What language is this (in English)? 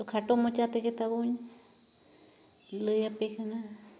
Santali